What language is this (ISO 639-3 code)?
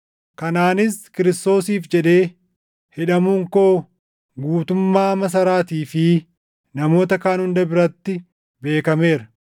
orm